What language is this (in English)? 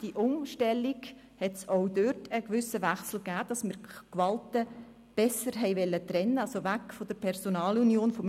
Swiss German